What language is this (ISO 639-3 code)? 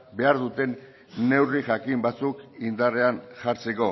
eus